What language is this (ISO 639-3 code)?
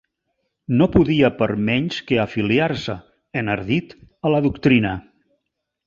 cat